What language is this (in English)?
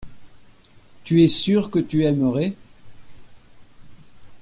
French